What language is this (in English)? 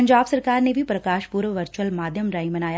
Punjabi